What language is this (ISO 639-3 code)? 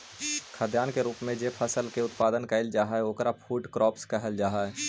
mag